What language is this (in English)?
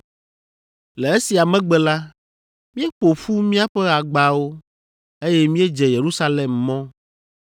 Ewe